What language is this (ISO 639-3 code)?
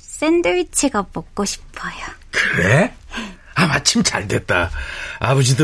kor